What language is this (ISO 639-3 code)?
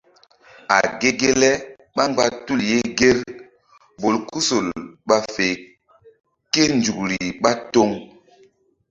mdd